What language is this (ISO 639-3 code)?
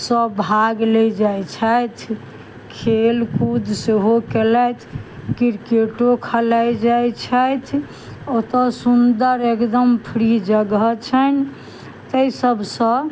mai